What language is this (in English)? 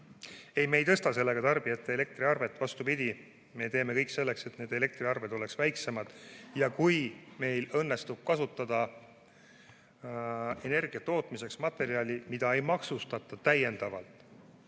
Estonian